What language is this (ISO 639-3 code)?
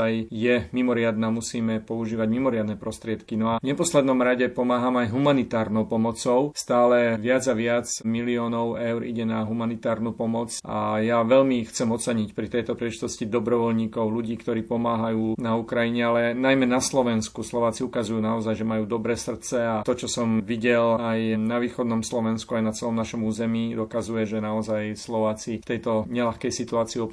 slk